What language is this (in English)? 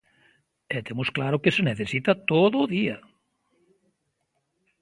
Galician